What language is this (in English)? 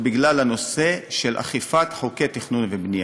Hebrew